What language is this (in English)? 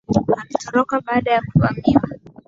Swahili